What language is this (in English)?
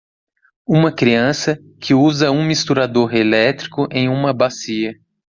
Portuguese